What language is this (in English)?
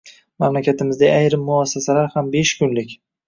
Uzbek